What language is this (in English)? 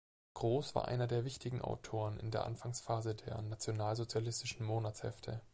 German